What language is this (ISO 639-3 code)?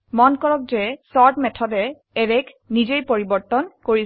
asm